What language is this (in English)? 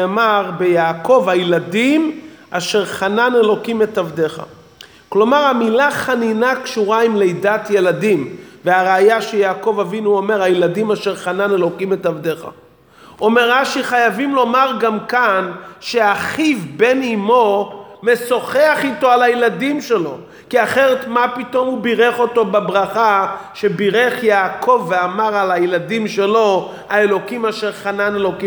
Hebrew